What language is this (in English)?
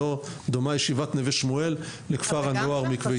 Hebrew